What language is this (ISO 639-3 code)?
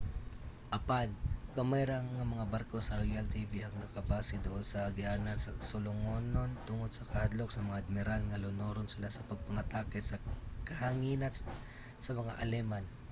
ceb